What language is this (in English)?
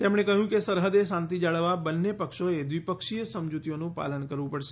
Gujarati